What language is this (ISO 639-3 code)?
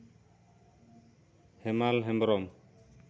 sat